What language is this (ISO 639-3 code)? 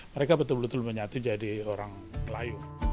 ind